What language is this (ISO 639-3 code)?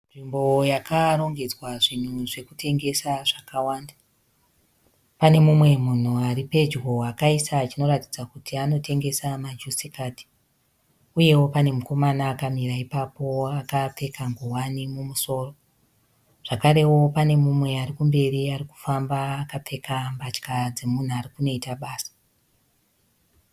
sna